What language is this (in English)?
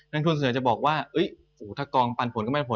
Thai